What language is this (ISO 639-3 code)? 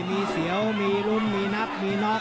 tha